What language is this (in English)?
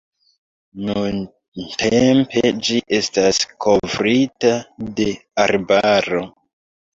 Esperanto